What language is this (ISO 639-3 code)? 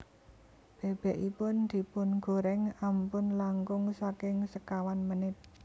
jav